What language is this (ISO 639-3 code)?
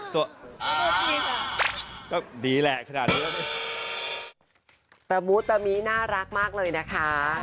tha